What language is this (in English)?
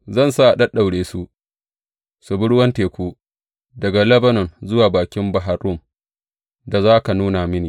Hausa